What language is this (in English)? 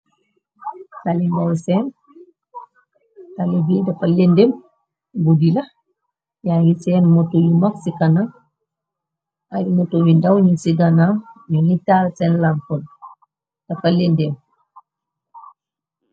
Wolof